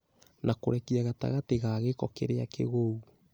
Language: Kikuyu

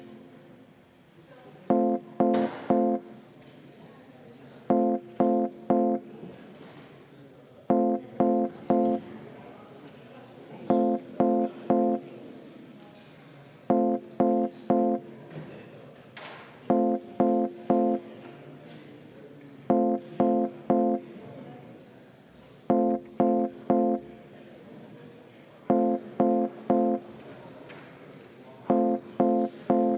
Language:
Estonian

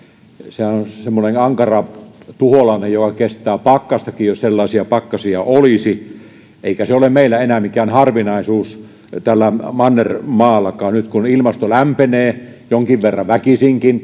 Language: Finnish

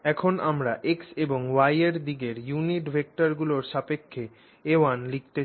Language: Bangla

